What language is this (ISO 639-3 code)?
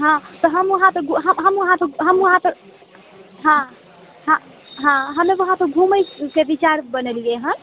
mai